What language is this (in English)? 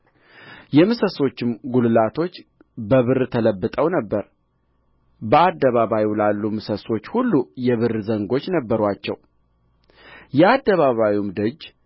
Amharic